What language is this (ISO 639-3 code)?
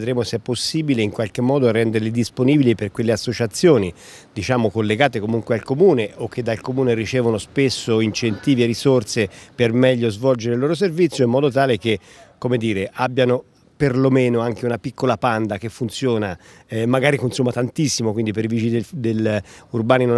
ita